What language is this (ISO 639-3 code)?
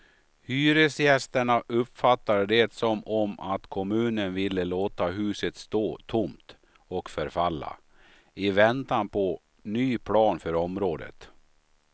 swe